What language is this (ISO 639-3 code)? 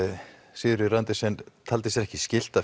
isl